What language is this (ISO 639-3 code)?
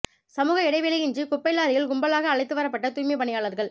tam